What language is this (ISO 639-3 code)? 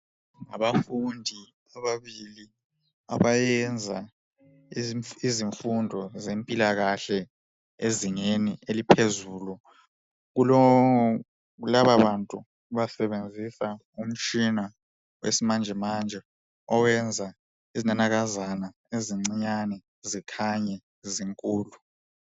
nde